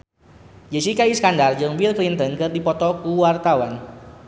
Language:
Sundanese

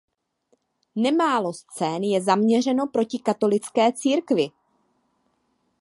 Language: Czech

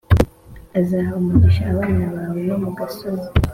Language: Kinyarwanda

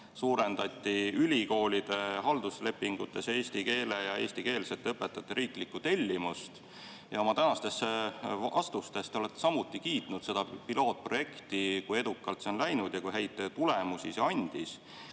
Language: Estonian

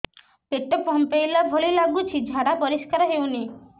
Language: Odia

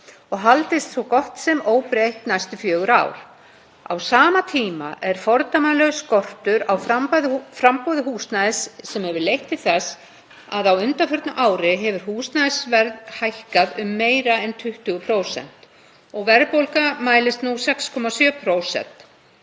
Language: Icelandic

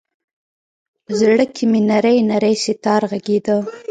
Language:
Pashto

